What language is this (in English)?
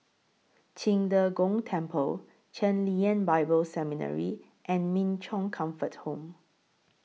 English